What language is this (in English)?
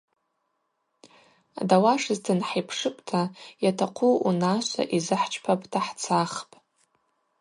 Abaza